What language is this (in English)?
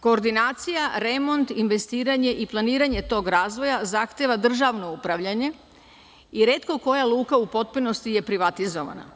Serbian